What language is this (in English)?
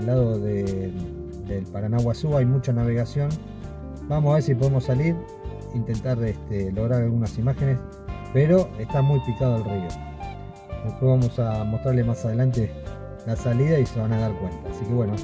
Spanish